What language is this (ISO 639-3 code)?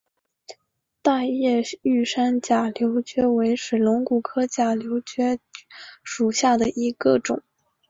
zho